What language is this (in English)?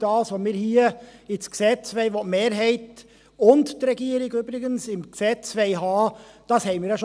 Swiss German